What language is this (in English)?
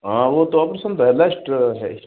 Hindi